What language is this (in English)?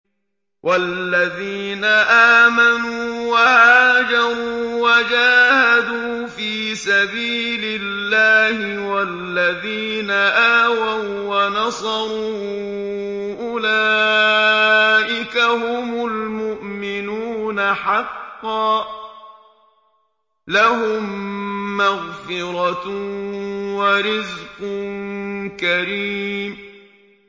Arabic